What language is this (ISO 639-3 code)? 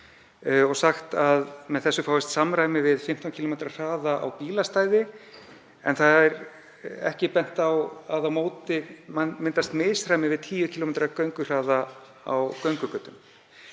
isl